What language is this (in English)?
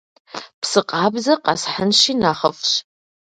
Kabardian